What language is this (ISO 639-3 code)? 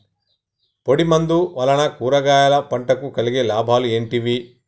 tel